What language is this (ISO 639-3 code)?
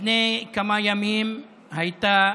heb